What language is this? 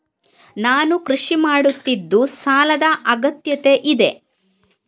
Kannada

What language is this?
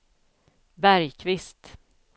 Swedish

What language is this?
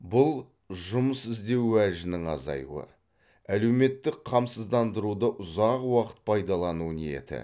Kazakh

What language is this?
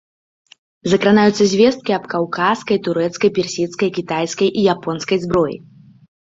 Belarusian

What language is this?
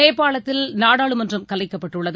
Tamil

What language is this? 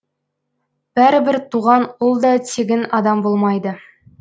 Kazakh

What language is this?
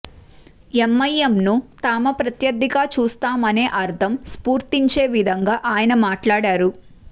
Telugu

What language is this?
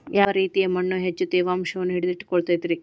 Kannada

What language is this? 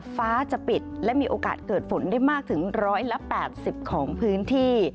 Thai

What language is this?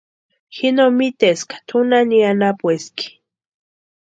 Western Highland Purepecha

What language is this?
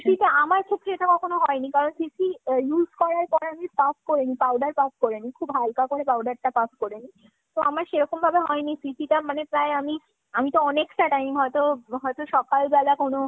Bangla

